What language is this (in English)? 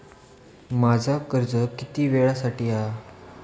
Marathi